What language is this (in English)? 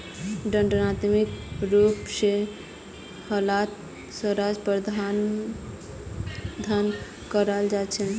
Magahi